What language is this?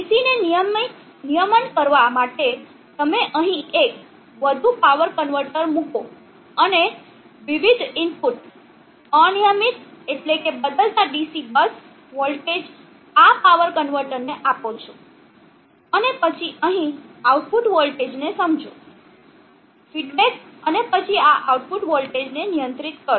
Gujarati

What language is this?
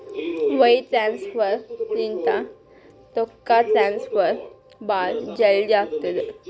Kannada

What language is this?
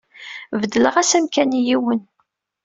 Kabyle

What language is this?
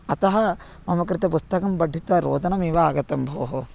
Sanskrit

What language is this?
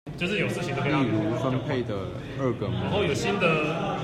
Chinese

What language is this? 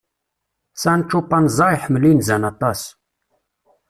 Kabyle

